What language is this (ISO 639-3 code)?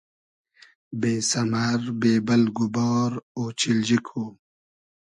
haz